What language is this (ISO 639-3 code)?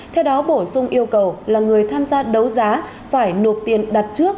vie